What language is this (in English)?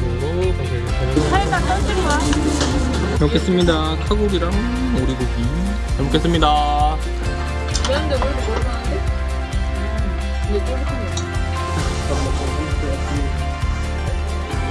Korean